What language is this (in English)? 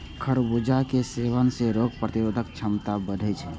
Maithili